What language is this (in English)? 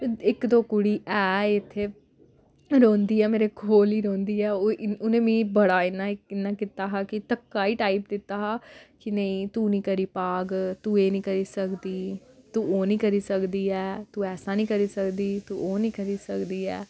Dogri